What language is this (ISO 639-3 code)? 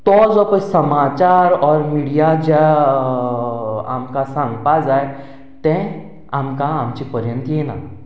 kok